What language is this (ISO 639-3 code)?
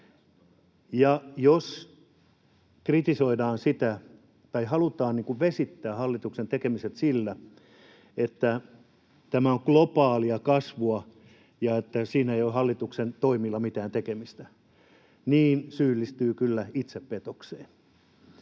fin